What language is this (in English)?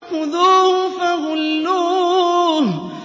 Arabic